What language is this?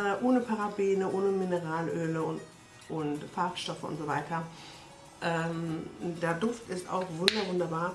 German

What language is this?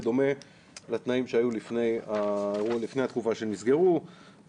Hebrew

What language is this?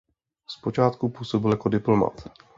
Czech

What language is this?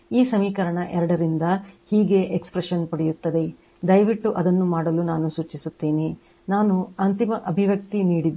Kannada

